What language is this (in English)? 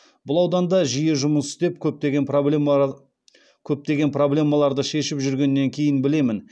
Kazakh